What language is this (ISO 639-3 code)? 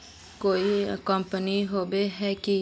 mag